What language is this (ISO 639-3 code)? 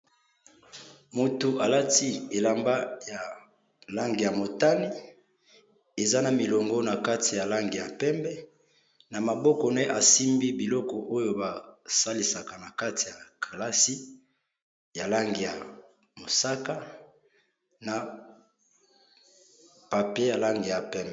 lin